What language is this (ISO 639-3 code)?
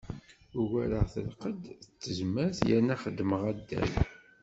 kab